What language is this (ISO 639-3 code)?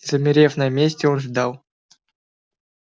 rus